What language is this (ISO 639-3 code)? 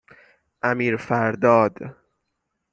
fas